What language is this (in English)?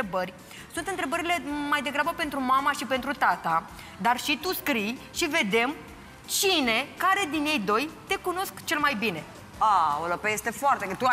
Romanian